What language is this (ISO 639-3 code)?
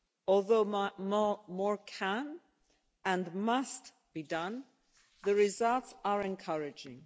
eng